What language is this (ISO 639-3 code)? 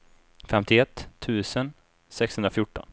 swe